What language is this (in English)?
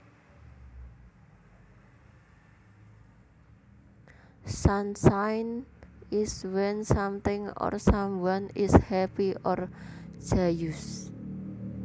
Javanese